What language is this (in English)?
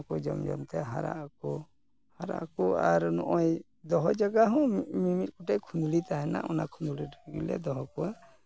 Santali